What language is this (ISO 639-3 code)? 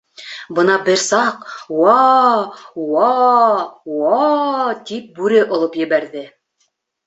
bak